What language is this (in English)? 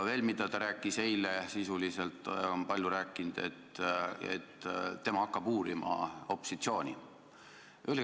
Estonian